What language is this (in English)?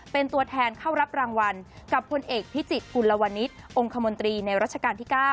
Thai